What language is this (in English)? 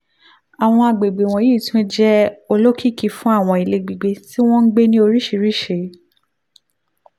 Yoruba